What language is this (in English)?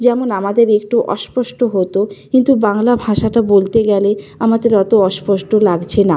Bangla